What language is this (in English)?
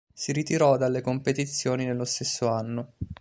Italian